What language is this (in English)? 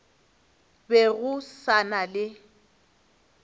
Northern Sotho